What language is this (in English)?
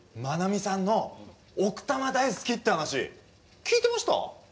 Japanese